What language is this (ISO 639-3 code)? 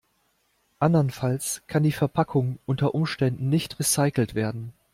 deu